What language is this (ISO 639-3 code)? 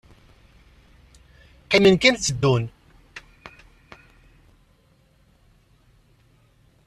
kab